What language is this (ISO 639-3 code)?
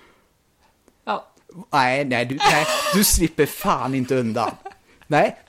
swe